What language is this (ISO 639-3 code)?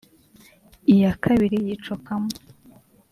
kin